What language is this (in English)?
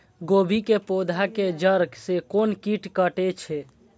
Maithili